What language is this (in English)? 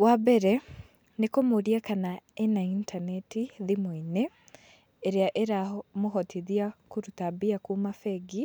Kikuyu